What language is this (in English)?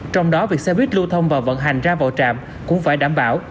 Vietnamese